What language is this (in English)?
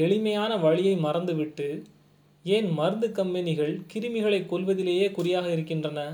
Tamil